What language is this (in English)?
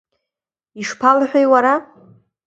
Abkhazian